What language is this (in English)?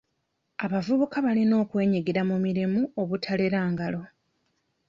Ganda